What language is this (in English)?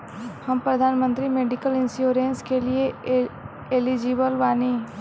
Bhojpuri